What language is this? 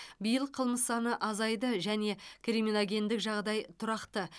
Kazakh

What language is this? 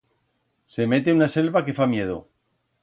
Aragonese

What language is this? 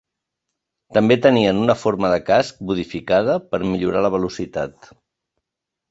Catalan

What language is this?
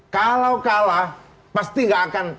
Indonesian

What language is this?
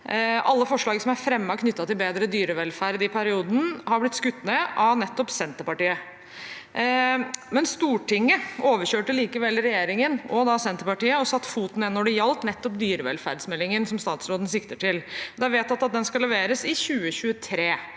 Norwegian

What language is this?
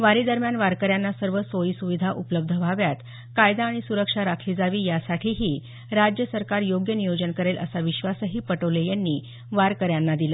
Marathi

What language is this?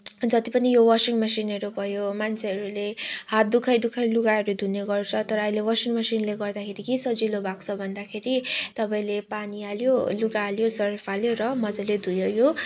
Nepali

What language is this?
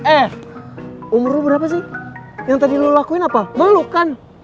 Indonesian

